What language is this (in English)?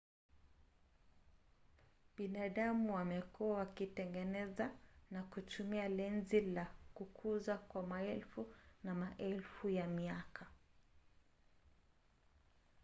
Swahili